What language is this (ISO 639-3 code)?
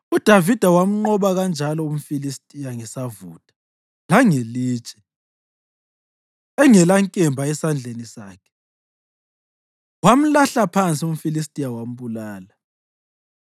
nde